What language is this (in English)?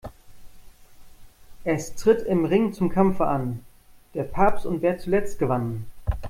German